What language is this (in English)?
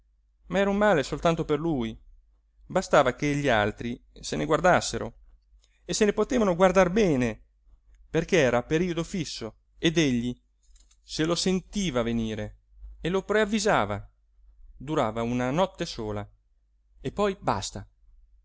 Italian